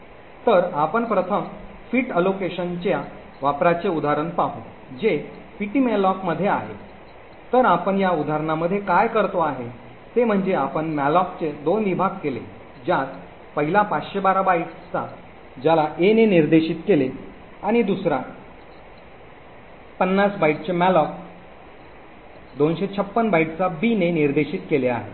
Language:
Marathi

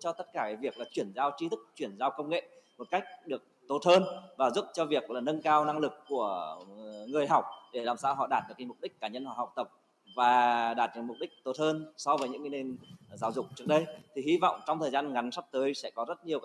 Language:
Vietnamese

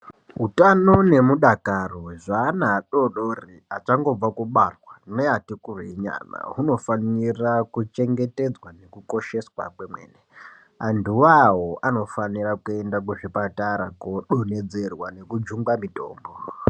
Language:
Ndau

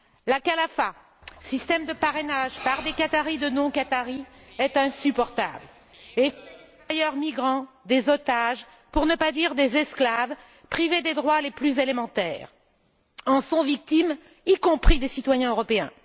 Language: French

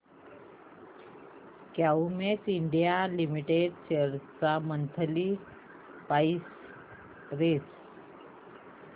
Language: Marathi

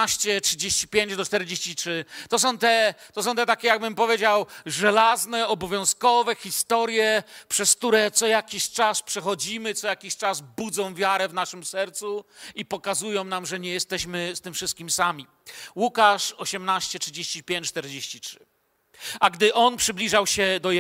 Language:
Polish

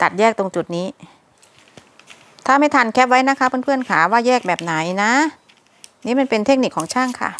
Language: Thai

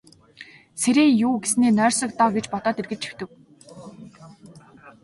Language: Mongolian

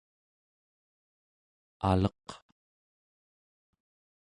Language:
Central Yupik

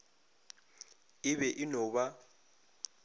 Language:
Northern Sotho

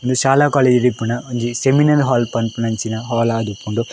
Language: Tulu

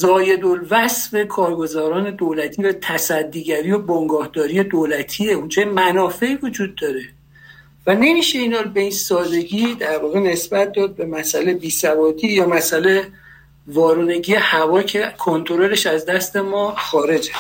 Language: Persian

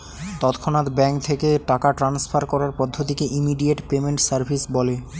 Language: Bangla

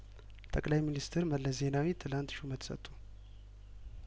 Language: Amharic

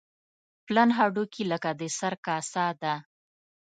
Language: Pashto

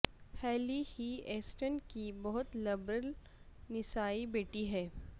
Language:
Urdu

